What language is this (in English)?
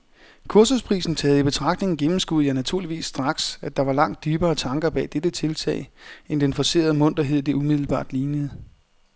Danish